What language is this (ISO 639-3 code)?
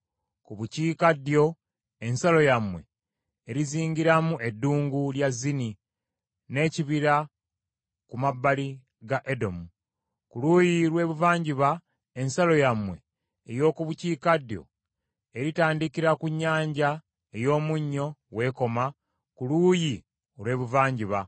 lug